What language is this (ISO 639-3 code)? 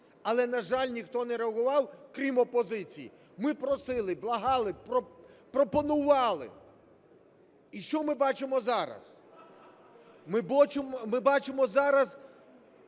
ukr